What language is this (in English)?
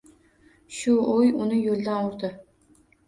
Uzbek